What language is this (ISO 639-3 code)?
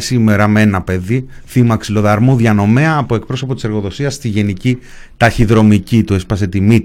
ell